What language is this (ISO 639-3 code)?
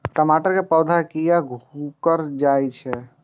mai